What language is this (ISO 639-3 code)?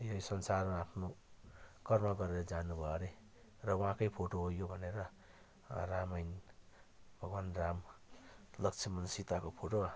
nep